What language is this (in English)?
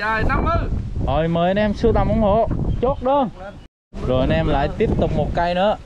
Vietnamese